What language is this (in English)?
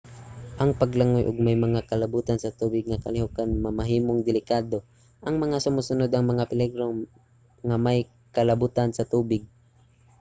Cebuano